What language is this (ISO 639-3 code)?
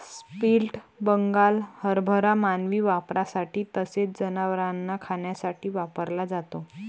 mar